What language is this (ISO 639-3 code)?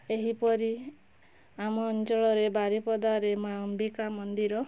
ori